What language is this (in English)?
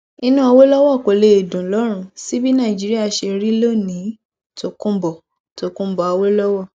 Yoruba